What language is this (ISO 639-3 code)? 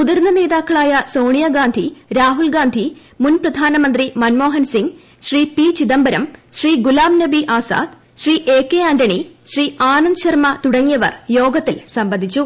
mal